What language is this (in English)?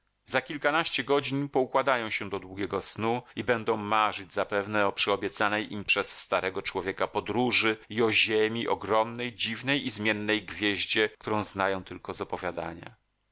Polish